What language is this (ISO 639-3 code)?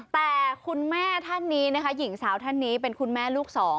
tha